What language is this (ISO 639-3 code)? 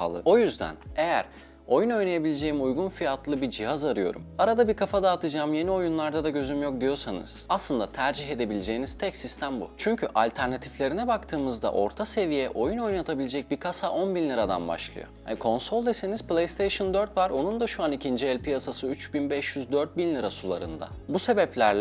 tur